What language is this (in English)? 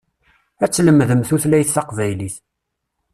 Kabyle